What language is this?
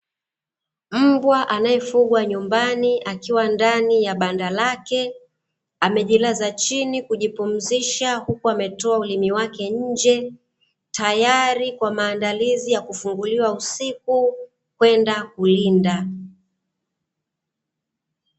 Swahili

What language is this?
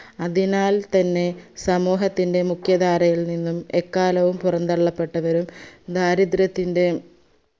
Malayalam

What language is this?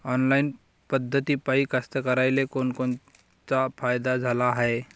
Marathi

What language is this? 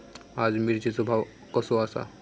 Marathi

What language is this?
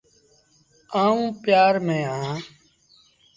Sindhi Bhil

